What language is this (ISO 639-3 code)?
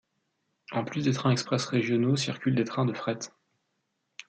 fra